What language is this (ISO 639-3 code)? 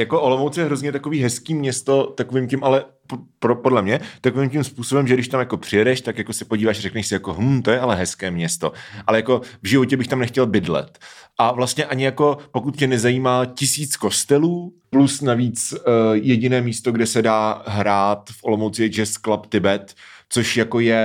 ces